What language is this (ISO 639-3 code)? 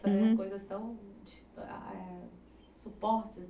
por